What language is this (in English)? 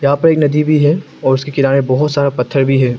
Hindi